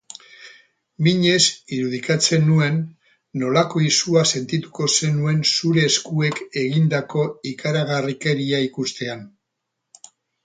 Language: Basque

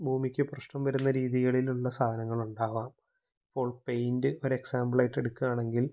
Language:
Malayalam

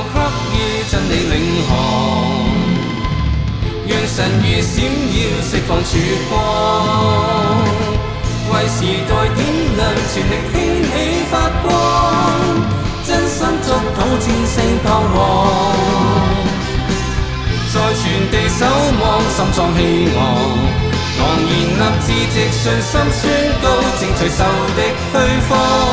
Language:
Chinese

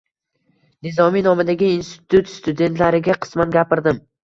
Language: Uzbek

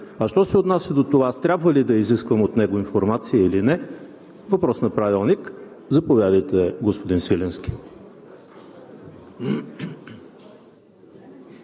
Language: Bulgarian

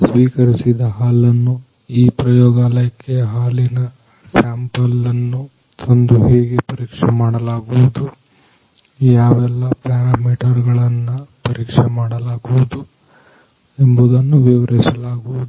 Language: Kannada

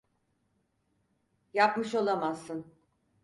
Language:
Turkish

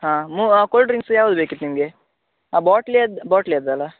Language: Kannada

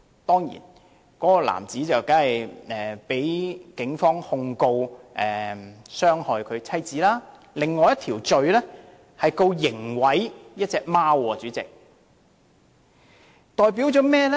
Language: Cantonese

